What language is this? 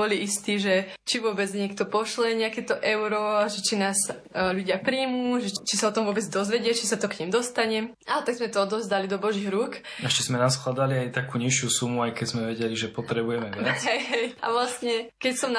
Slovak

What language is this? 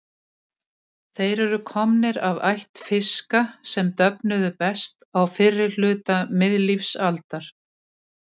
Icelandic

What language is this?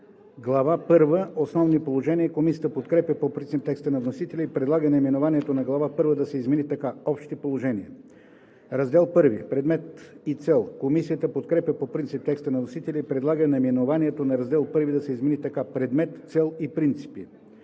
Bulgarian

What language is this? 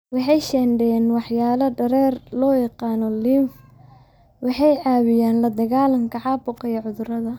Somali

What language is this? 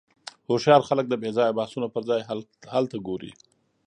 Pashto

